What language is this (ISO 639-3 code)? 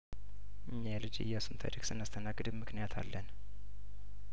amh